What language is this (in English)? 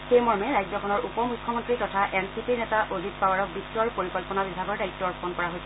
Assamese